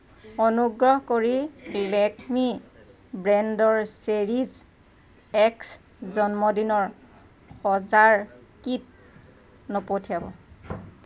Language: Assamese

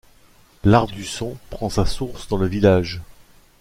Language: French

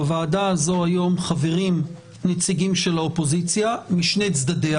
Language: Hebrew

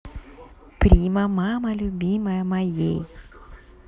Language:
Russian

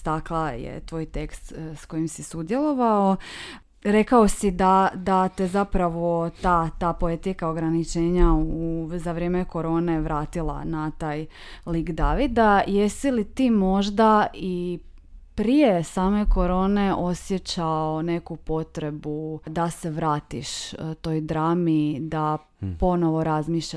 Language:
Croatian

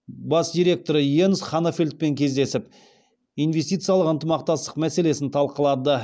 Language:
Kazakh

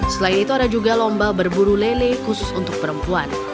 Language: Indonesian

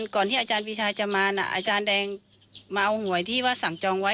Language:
Thai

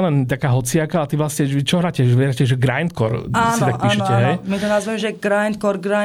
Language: Slovak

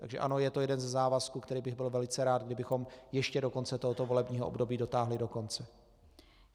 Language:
Czech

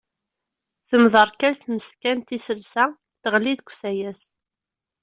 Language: Kabyle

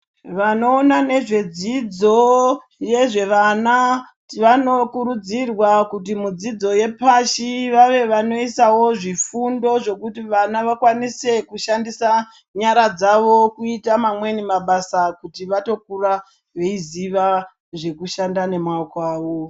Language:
Ndau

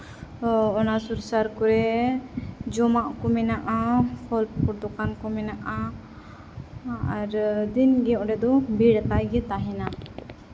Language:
Santali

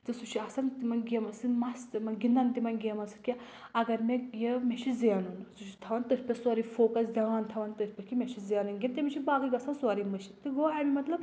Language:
Kashmiri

